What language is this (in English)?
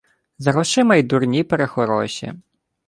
Ukrainian